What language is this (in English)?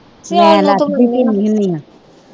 Punjabi